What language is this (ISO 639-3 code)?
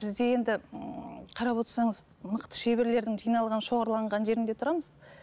kaz